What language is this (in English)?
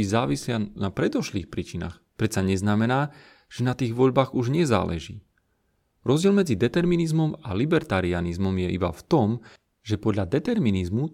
Slovak